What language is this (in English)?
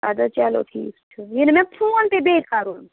Kashmiri